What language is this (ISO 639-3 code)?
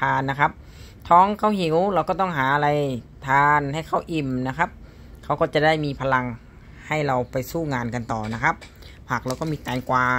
tha